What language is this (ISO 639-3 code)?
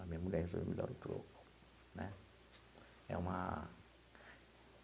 por